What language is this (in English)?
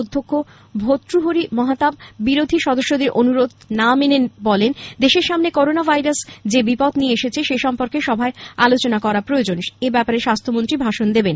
Bangla